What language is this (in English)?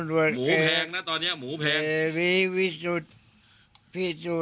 Thai